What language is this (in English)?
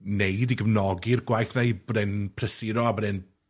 Welsh